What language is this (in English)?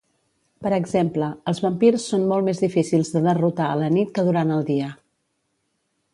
Catalan